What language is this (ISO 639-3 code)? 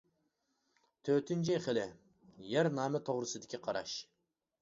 uig